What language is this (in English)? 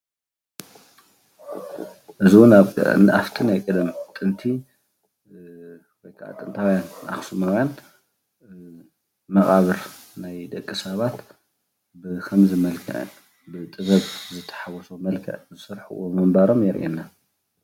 Tigrinya